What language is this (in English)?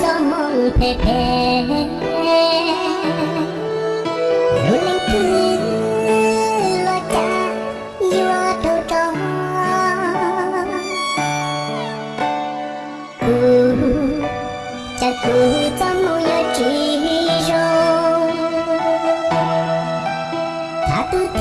Vietnamese